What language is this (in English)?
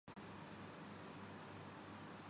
Urdu